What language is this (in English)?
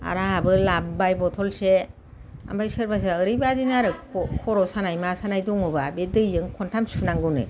Bodo